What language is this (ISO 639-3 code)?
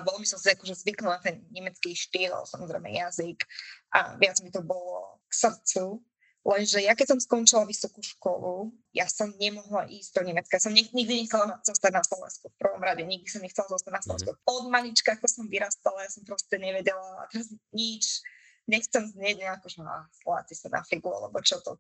slk